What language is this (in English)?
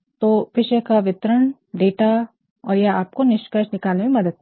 Hindi